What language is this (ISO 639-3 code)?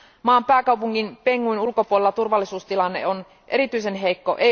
fin